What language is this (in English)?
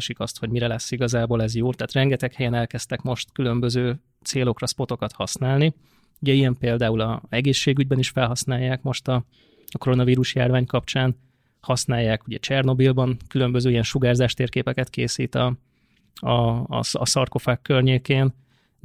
Hungarian